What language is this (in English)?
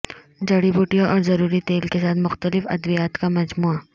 Urdu